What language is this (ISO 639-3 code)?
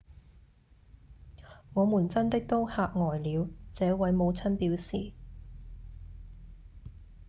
yue